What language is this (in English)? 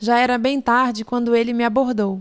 Portuguese